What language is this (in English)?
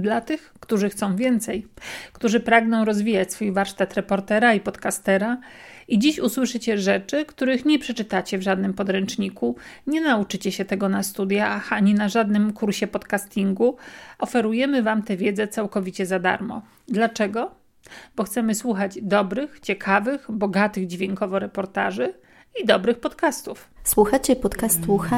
Polish